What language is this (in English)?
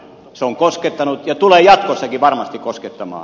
Finnish